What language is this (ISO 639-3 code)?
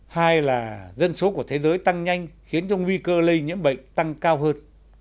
vie